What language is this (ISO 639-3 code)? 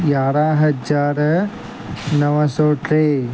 snd